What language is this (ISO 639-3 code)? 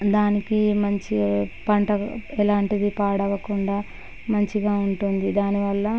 tel